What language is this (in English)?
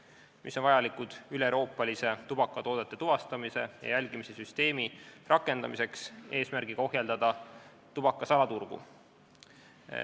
Estonian